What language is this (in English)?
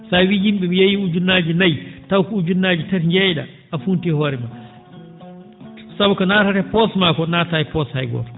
Fula